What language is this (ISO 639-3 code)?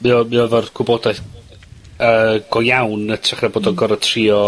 cym